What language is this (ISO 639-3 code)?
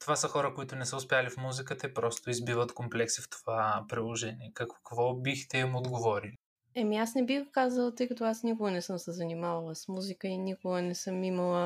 bul